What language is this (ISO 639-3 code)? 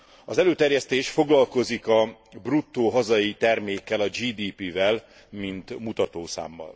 hun